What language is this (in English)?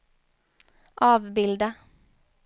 Swedish